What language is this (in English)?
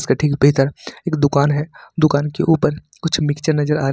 Hindi